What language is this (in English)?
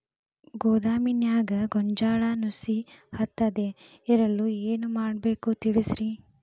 Kannada